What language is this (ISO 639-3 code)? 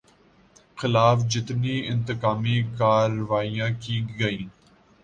urd